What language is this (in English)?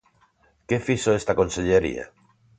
Galician